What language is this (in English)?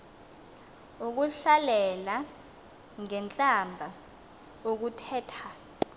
Xhosa